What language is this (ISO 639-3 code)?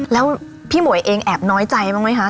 tha